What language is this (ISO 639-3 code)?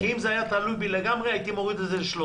heb